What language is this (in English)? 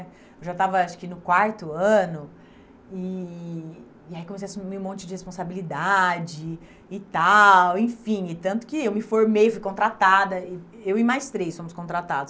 Portuguese